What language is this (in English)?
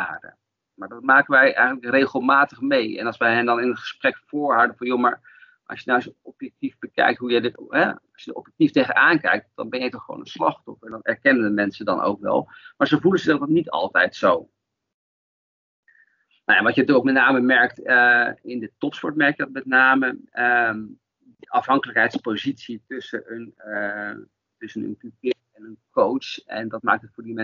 Dutch